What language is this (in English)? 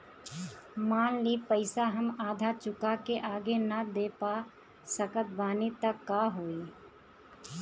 Bhojpuri